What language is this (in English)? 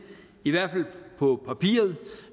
Danish